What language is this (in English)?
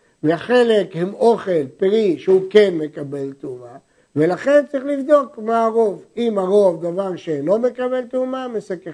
Hebrew